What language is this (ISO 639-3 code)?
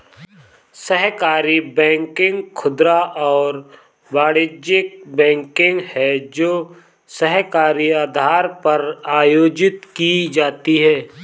hin